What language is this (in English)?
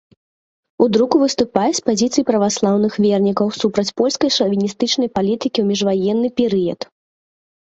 Belarusian